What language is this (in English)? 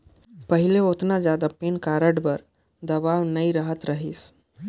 Chhattisgarhi